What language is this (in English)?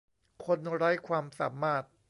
Thai